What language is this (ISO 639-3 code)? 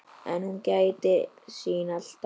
isl